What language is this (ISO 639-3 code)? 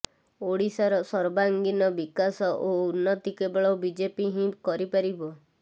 ori